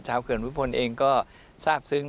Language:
Thai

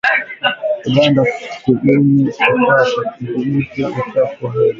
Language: Swahili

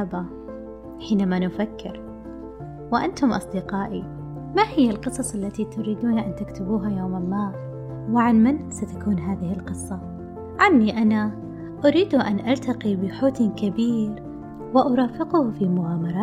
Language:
Arabic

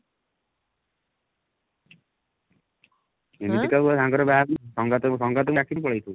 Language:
Odia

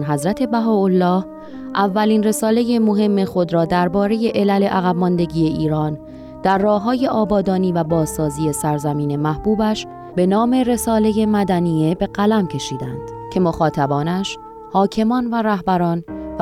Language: Persian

